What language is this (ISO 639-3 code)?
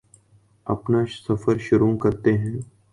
urd